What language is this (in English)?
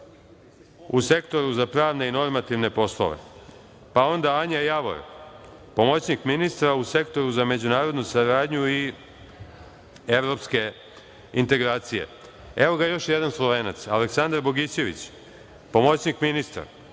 Serbian